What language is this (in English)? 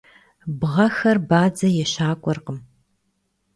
Kabardian